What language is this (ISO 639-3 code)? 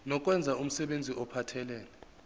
zul